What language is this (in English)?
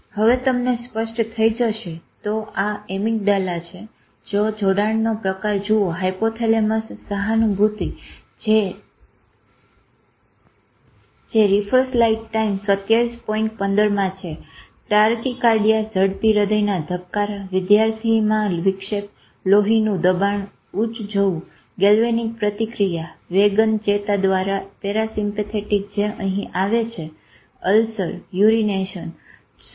Gujarati